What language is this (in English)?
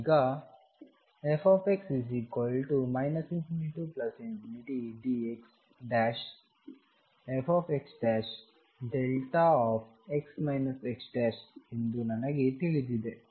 Kannada